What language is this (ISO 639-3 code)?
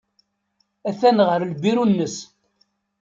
kab